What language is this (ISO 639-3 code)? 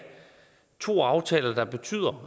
dan